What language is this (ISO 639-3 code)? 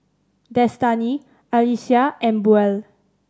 eng